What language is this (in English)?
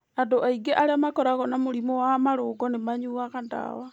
Kikuyu